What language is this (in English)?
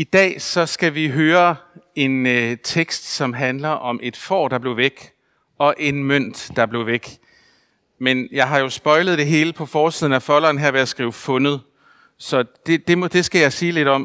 Danish